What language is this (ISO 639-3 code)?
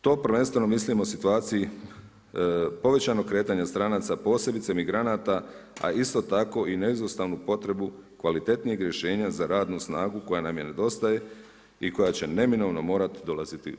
hrv